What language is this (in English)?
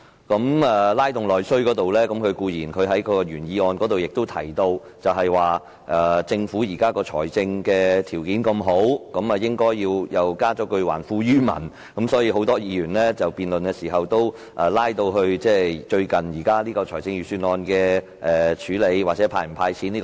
Cantonese